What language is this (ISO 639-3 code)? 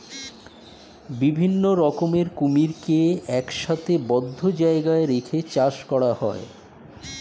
ben